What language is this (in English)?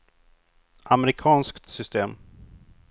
Swedish